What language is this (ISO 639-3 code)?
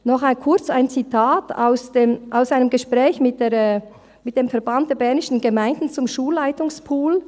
gsw